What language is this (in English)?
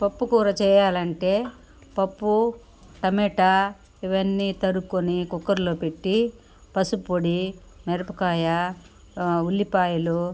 Telugu